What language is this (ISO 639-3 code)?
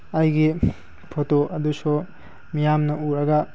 mni